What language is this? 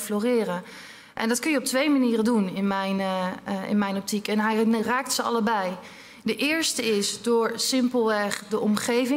Dutch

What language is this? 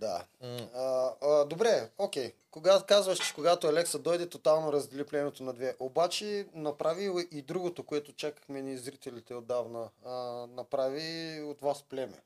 Bulgarian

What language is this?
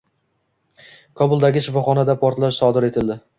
Uzbek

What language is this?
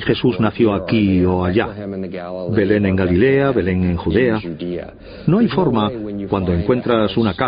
Spanish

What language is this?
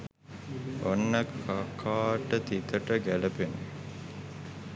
Sinhala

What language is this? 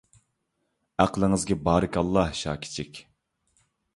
Uyghur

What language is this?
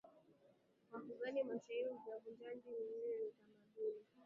Swahili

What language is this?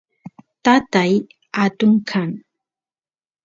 Santiago del Estero Quichua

